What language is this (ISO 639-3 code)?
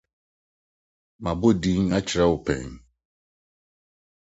aka